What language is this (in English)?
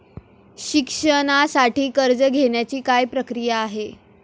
Marathi